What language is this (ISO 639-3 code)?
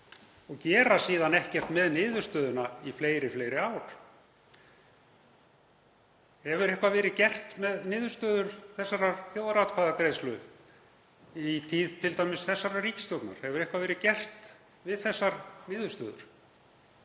isl